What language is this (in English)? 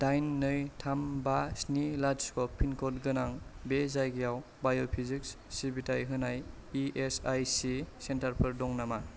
Bodo